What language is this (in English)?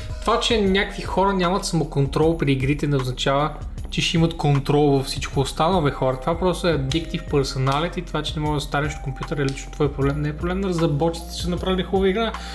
Bulgarian